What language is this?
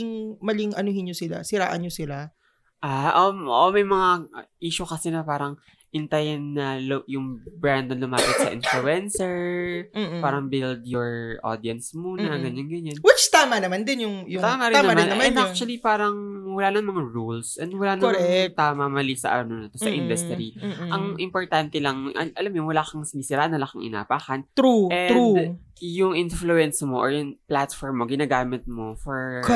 Filipino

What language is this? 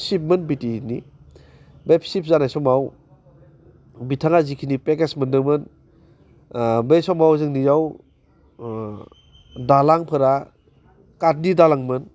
Bodo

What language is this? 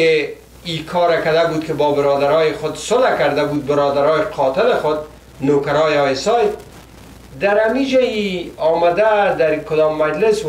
Persian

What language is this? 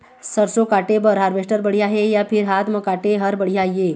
Chhattisgarhi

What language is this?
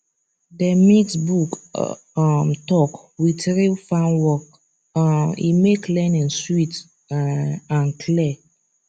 Nigerian Pidgin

